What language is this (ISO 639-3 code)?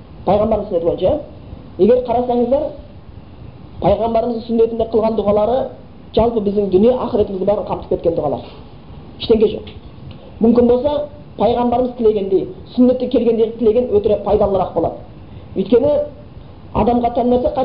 bul